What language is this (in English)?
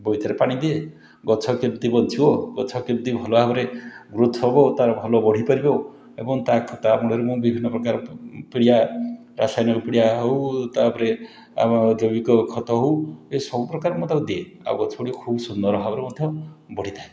Odia